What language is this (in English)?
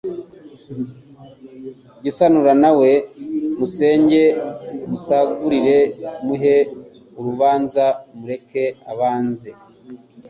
Kinyarwanda